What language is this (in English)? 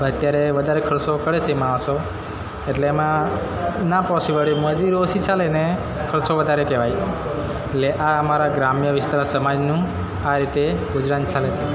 Gujarati